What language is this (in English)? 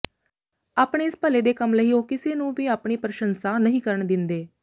Punjabi